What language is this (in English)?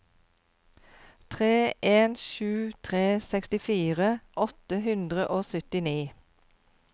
Norwegian